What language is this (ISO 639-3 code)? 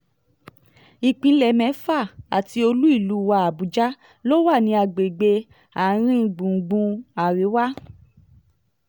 yor